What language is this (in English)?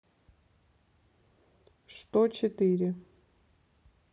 Russian